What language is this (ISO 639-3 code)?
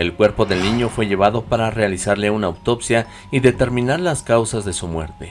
spa